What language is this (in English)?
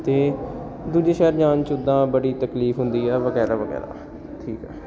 Punjabi